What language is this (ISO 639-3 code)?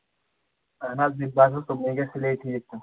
kas